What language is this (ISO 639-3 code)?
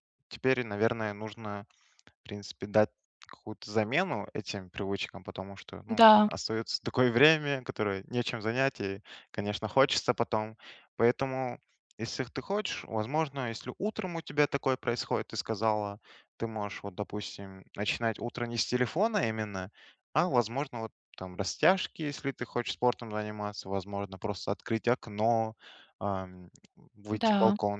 rus